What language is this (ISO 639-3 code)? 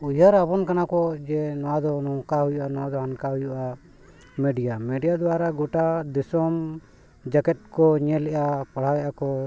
sat